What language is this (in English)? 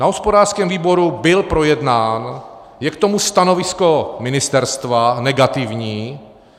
Czech